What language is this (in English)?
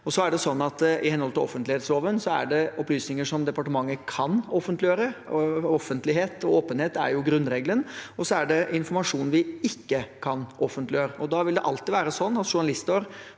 Norwegian